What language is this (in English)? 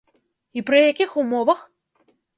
Belarusian